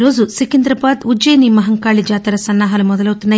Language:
Telugu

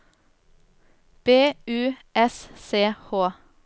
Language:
Norwegian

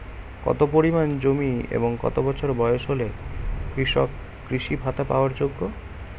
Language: Bangla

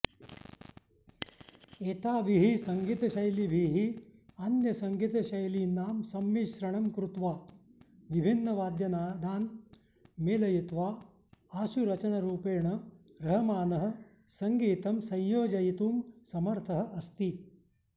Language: Sanskrit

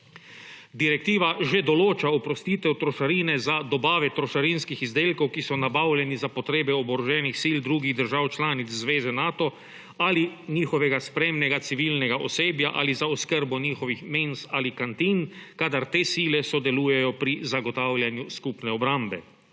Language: Slovenian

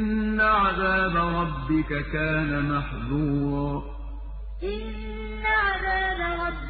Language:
Arabic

